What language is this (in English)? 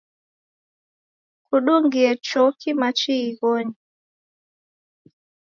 Taita